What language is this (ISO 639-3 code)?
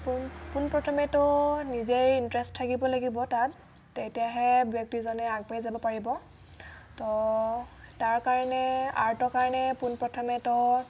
asm